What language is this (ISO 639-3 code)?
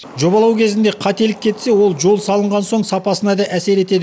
kaz